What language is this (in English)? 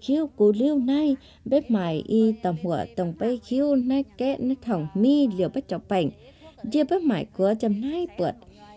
Vietnamese